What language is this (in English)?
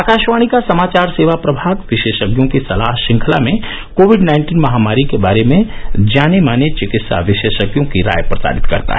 Hindi